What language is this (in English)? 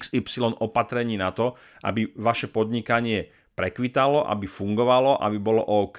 Slovak